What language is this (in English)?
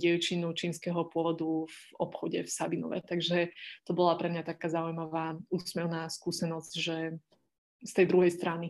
Slovak